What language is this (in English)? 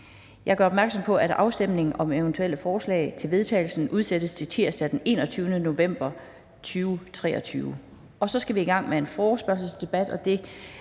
Danish